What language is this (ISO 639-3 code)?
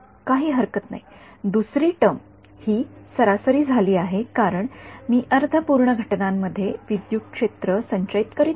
mar